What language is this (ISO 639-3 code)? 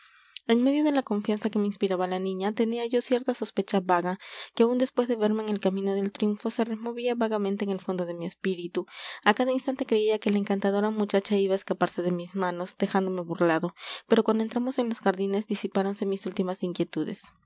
spa